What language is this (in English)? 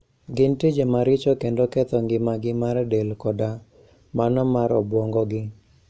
Luo (Kenya and Tanzania)